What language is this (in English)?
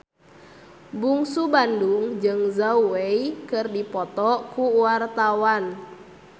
Sundanese